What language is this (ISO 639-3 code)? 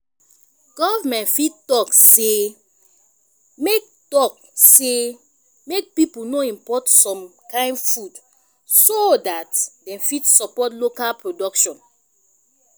pcm